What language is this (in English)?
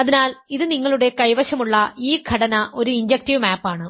Malayalam